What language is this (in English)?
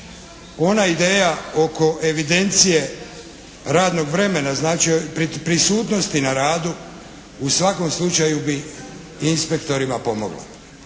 Croatian